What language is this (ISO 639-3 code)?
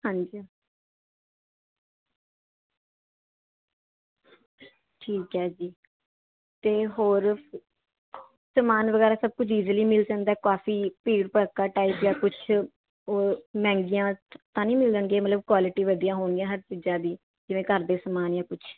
pan